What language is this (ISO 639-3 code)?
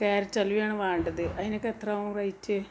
mal